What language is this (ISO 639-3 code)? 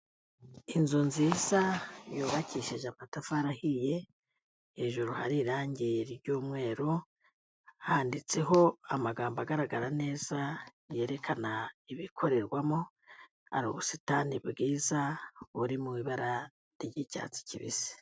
kin